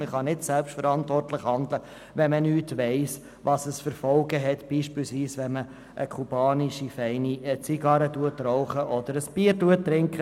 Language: Swiss German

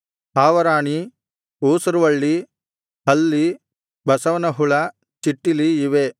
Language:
Kannada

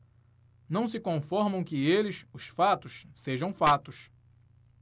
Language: Portuguese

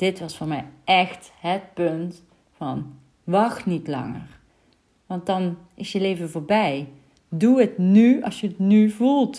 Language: Dutch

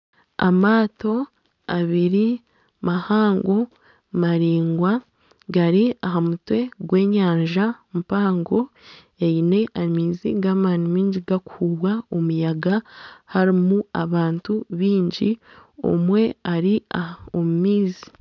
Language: Nyankole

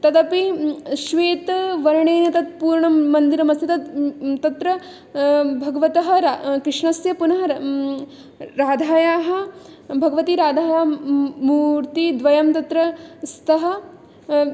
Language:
Sanskrit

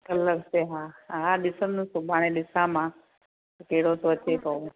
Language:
Sindhi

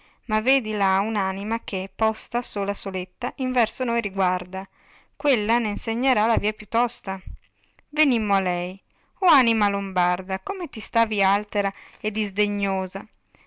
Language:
Italian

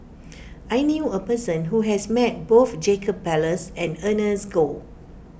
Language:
English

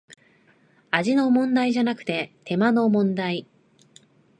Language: Japanese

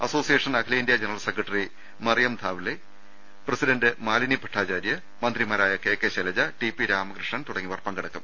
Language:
Malayalam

